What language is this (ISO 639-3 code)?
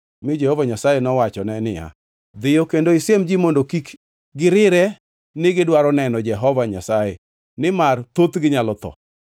luo